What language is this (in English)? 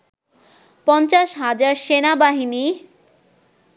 Bangla